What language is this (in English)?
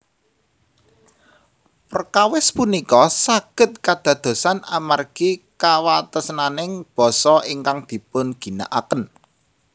Javanese